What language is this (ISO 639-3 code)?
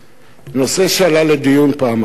heb